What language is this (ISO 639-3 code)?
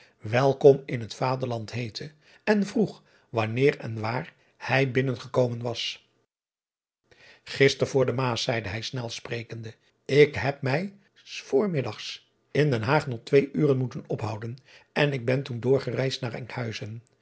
nld